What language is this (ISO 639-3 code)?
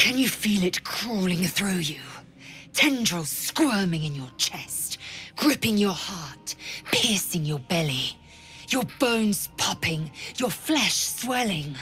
pol